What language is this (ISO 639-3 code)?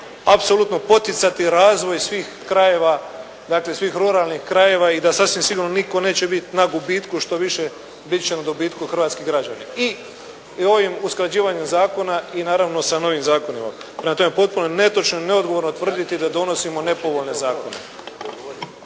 hrv